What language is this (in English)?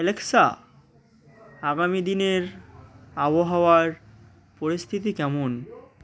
Bangla